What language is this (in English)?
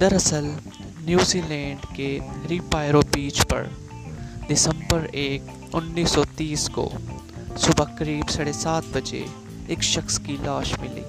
Urdu